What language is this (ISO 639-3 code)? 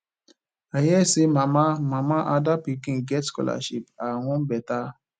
pcm